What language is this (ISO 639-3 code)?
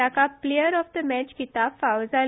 kok